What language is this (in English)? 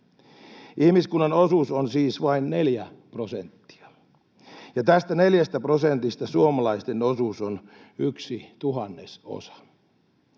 Finnish